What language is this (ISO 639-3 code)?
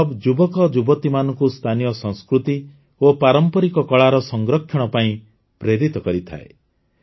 ori